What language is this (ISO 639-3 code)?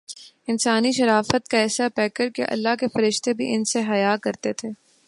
urd